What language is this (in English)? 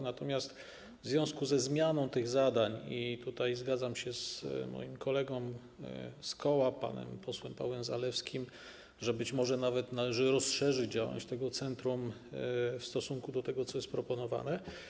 Polish